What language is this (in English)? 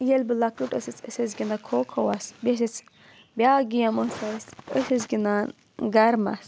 Kashmiri